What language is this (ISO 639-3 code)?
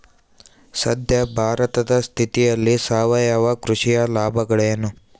kan